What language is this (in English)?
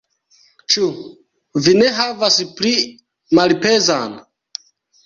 Esperanto